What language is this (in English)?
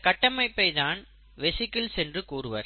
Tamil